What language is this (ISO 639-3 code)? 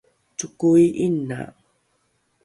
dru